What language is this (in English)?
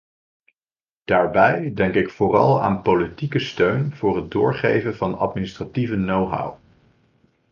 Dutch